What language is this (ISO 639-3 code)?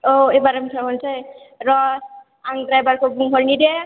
brx